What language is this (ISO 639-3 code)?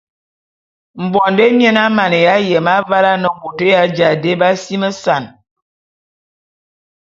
bum